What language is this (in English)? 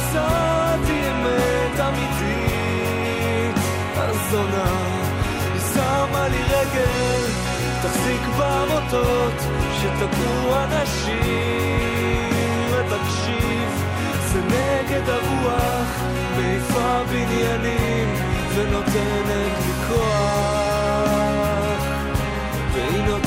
Hebrew